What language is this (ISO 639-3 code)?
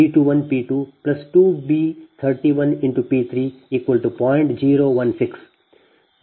kan